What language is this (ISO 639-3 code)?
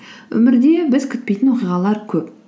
kaz